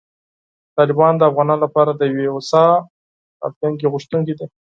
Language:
Pashto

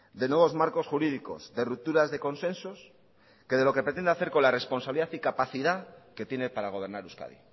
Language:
Spanish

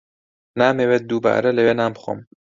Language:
Central Kurdish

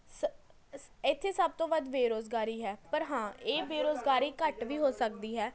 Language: Punjabi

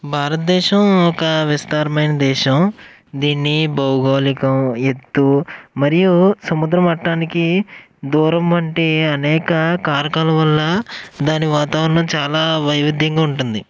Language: Telugu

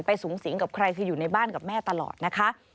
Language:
Thai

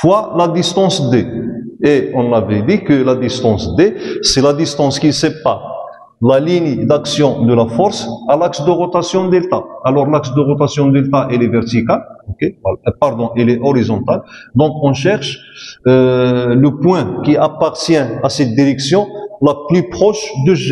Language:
French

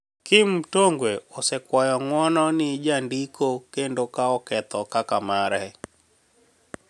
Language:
Luo (Kenya and Tanzania)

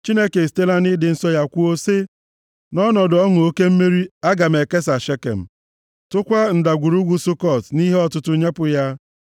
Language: Igbo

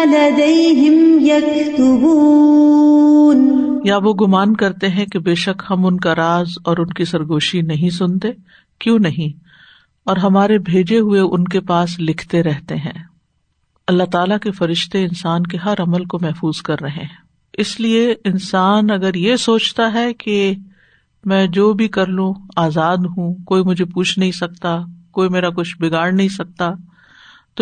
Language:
Urdu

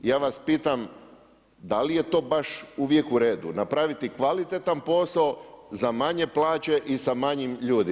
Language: Croatian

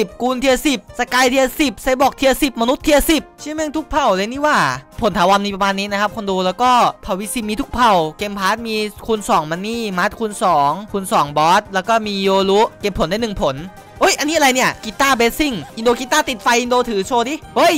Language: Thai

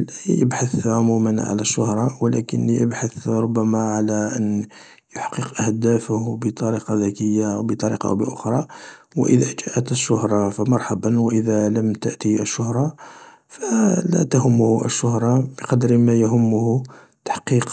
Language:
Algerian Arabic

